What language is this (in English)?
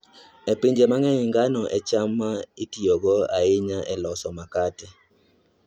Luo (Kenya and Tanzania)